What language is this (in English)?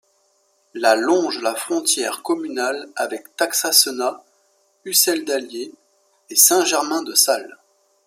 French